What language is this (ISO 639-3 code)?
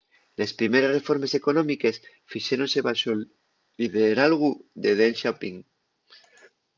ast